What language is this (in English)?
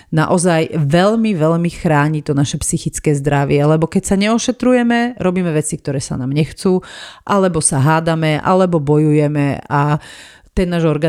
Slovak